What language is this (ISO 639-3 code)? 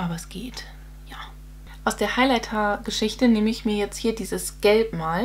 deu